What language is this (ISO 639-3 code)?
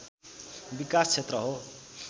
nep